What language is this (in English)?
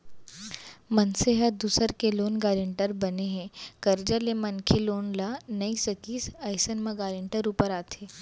Chhattisgarhi